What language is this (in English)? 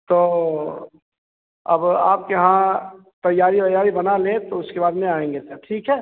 Hindi